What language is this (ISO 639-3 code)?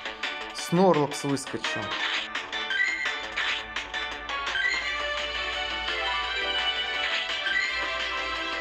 rus